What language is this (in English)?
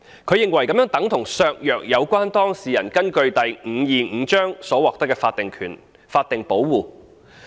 Cantonese